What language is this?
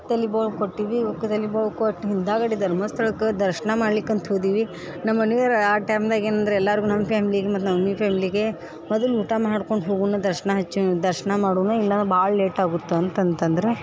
Kannada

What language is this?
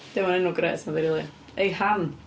Welsh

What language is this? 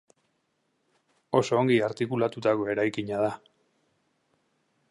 Basque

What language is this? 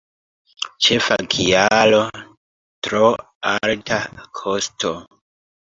Esperanto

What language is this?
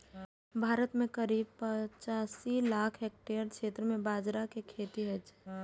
Maithili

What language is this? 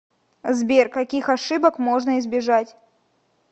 Russian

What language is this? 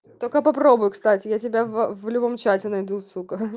Russian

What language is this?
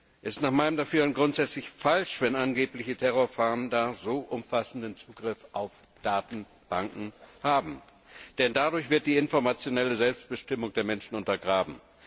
German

